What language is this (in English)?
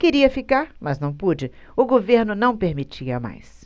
Portuguese